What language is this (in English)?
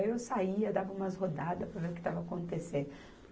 Portuguese